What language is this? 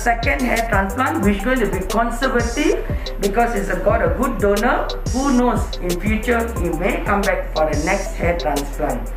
English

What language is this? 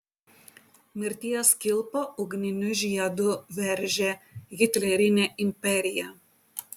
Lithuanian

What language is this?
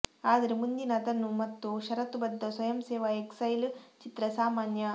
Kannada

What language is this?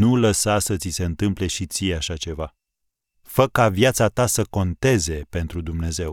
Romanian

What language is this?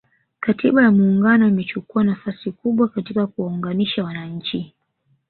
Swahili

